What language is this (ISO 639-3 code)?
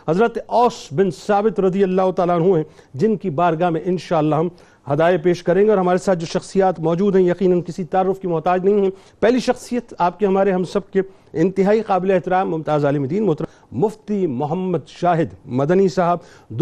urd